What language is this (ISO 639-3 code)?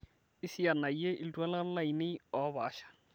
mas